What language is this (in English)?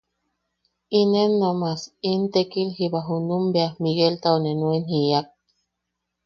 Yaqui